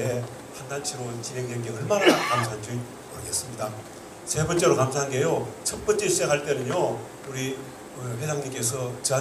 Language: Korean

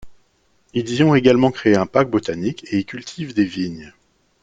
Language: French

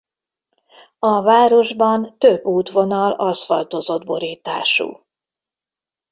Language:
Hungarian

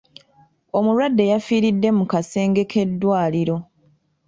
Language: Ganda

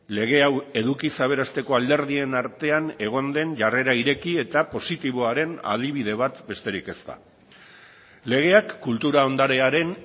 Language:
Basque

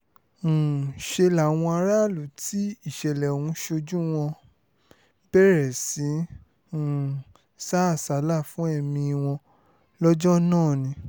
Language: Yoruba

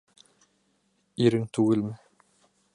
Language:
Bashkir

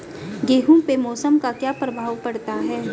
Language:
Hindi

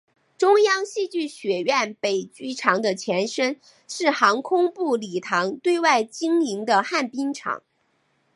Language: Chinese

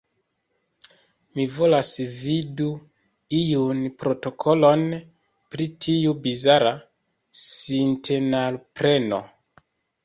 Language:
Esperanto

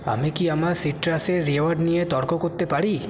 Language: Bangla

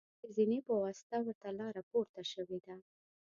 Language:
Pashto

